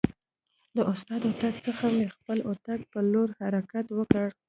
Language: Pashto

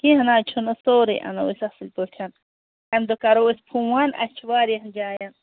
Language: Kashmiri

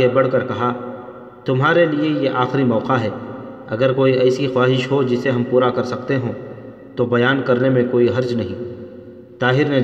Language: Urdu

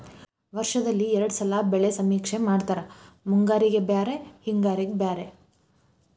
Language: Kannada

